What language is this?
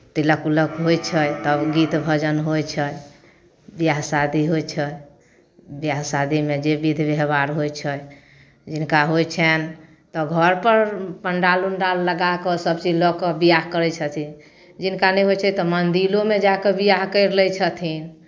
Maithili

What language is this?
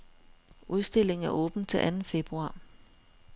Danish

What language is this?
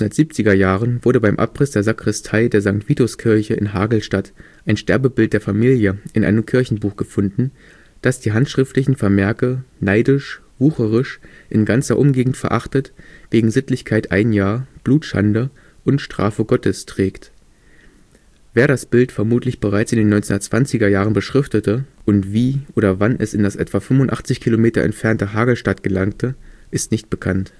German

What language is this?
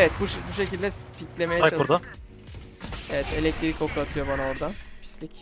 Turkish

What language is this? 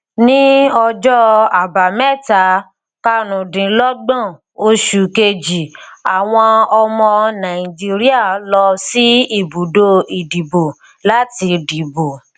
Yoruba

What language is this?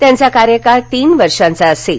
Marathi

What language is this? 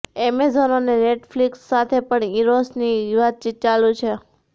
Gujarati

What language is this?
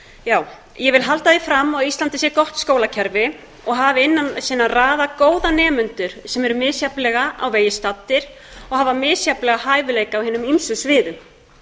Icelandic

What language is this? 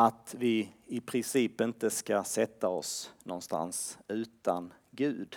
Swedish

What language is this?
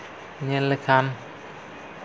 Santali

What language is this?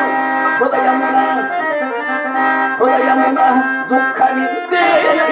Arabic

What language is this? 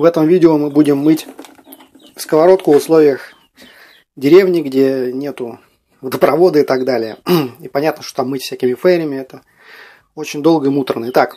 Russian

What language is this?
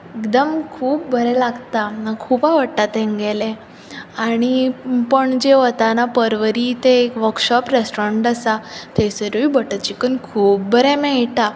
Konkani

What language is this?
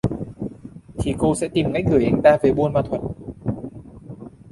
Vietnamese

